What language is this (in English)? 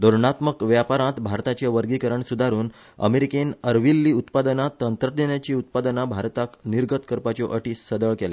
Konkani